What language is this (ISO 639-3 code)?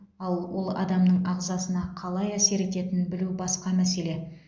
kaz